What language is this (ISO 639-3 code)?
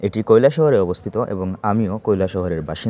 ben